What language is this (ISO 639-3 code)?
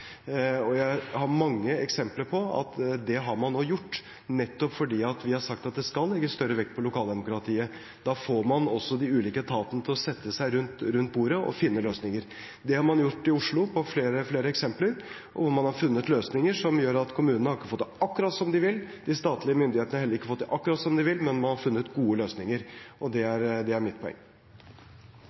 nor